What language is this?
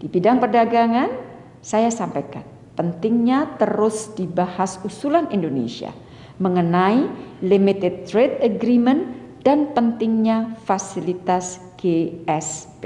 Indonesian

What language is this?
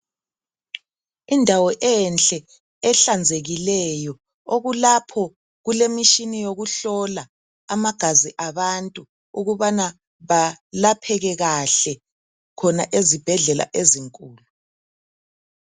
North Ndebele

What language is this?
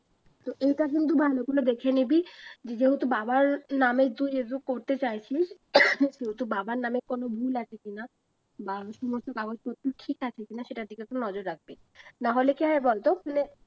Bangla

